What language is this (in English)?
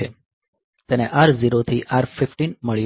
Gujarati